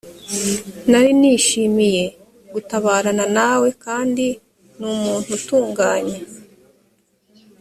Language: Kinyarwanda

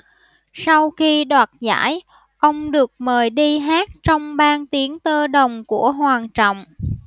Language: Vietnamese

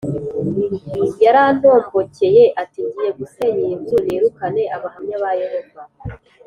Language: Kinyarwanda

